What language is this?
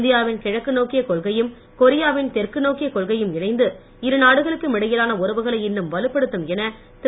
Tamil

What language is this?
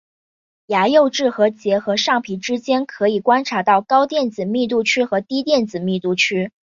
Chinese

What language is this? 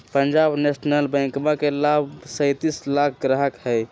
Magahi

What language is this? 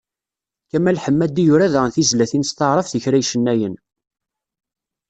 Kabyle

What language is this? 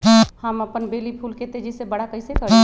Magahi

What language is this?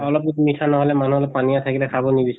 Assamese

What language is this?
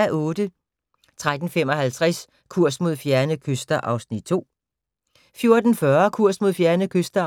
Danish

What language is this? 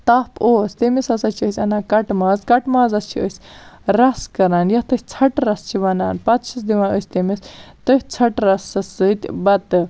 Kashmiri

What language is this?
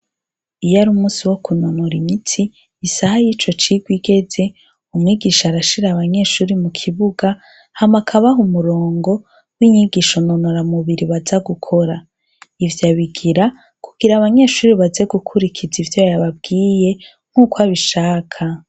Rundi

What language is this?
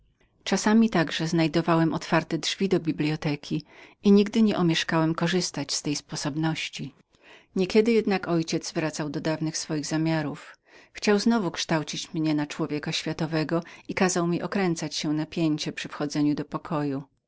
Polish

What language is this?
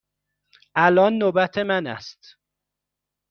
Persian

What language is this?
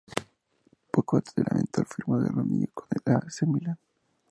Spanish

